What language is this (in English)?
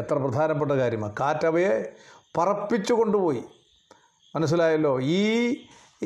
Malayalam